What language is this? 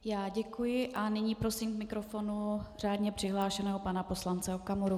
Czech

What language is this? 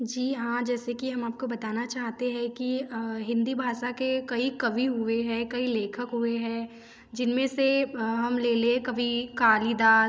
Hindi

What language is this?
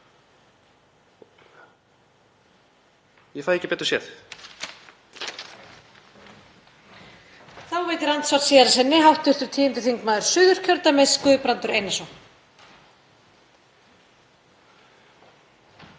Icelandic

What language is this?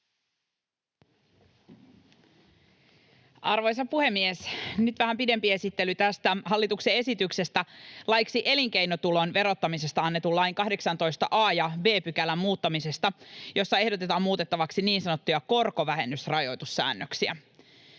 Finnish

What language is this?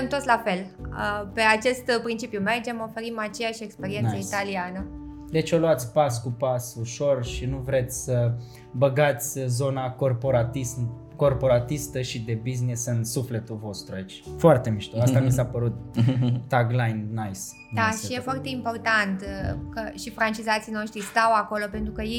Romanian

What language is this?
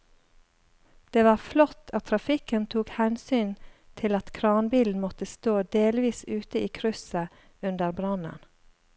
Norwegian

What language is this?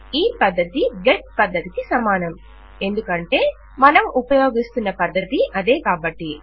Telugu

